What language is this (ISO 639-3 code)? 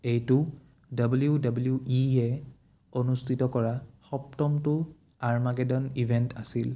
asm